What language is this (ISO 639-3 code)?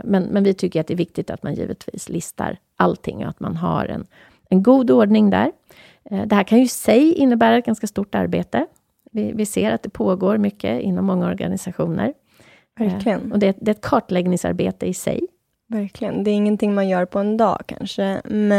swe